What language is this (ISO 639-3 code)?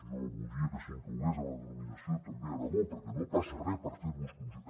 cat